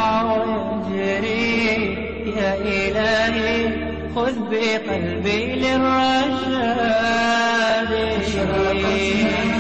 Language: Arabic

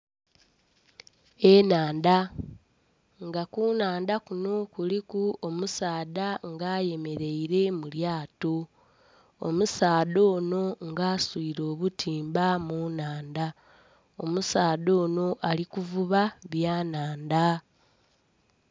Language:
Soga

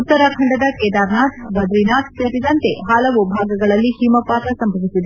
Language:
Kannada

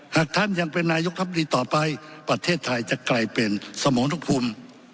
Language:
Thai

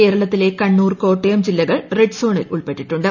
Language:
Malayalam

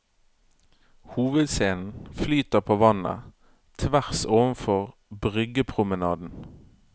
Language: Norwegian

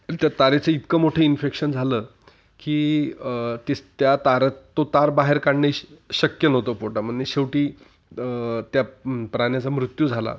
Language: Marathi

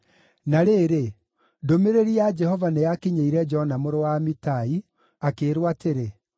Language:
Kikuyu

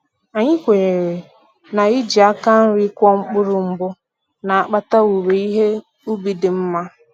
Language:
Igbo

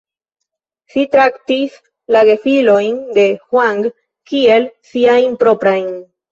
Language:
Esperanto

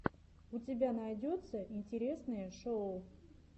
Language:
Russian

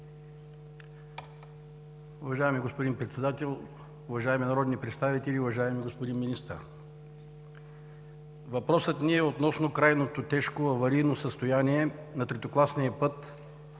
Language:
Bulgarian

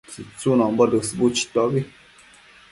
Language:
Matsés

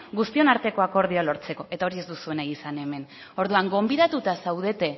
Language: Basque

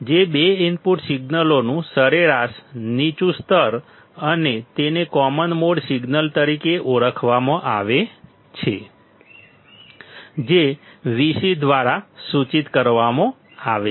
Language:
Gujarati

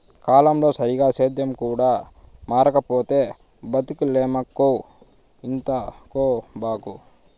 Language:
Telugu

